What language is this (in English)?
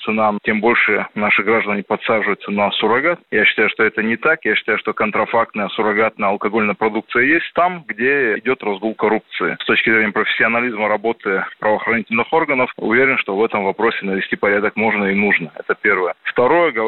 Russian